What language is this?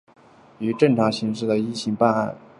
Chinese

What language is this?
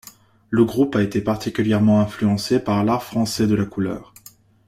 French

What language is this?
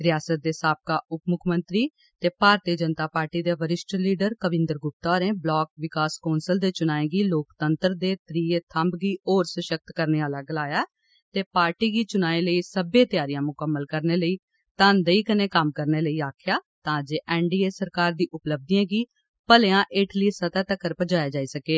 Dogri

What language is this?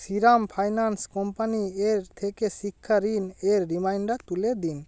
Bangla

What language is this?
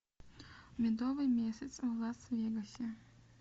Russian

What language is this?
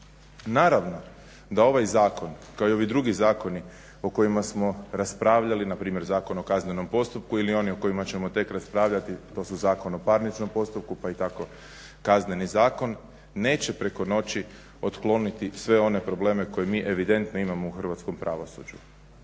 Croatian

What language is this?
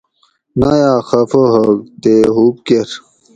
Gawri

